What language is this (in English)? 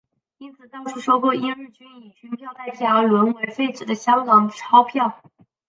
Chinese